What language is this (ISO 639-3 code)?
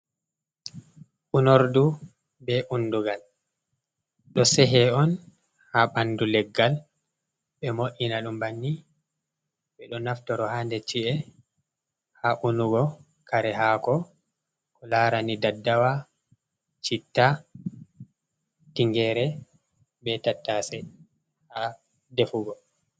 ful